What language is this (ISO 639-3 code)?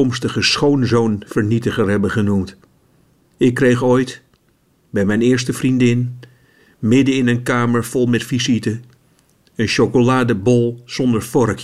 nld